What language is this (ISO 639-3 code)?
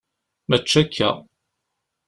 kab